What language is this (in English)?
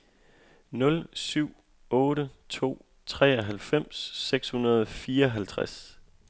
Danish